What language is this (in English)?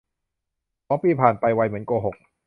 Thai